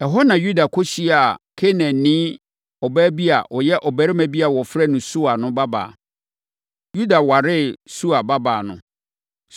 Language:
Akan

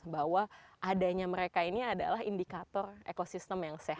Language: Indonesian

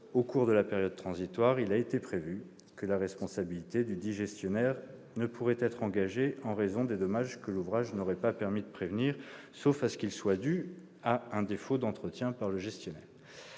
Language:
French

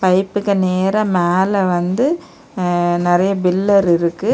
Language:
Tamil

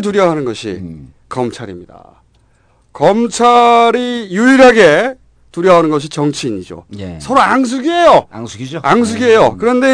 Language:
Korean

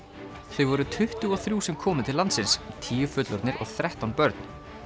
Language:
Icelandic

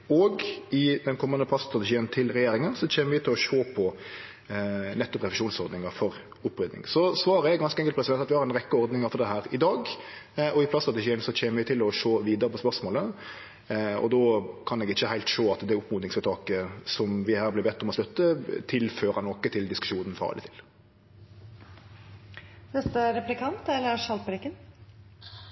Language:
Norwegian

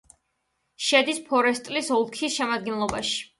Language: Georgian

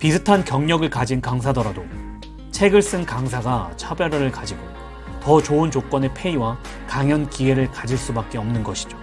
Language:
Korean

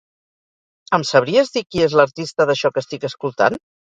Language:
Catalan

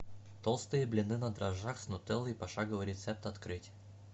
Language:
Russian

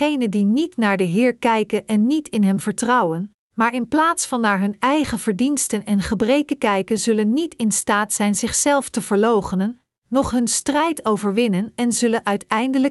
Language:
Dutch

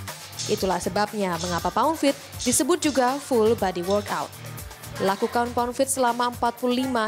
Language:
Indonesian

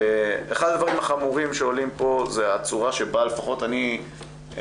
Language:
Hebrew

